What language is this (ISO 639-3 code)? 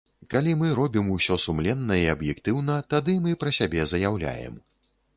bel